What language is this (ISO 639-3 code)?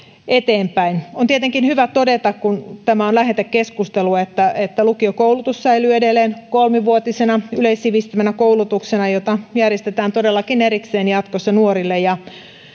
fin